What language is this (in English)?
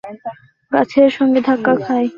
Bangla